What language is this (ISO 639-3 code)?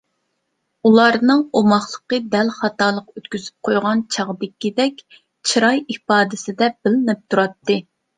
uig